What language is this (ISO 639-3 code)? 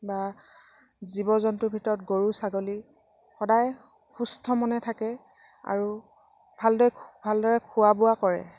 asm